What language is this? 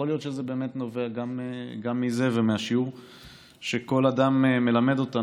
Hebrew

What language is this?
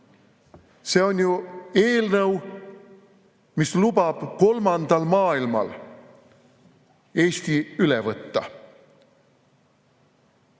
Estonian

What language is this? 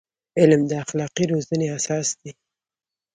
Pashto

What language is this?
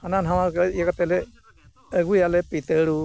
Santali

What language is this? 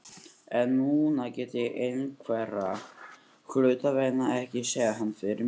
Icelandic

